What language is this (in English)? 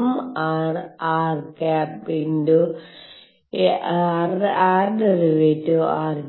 Malayalam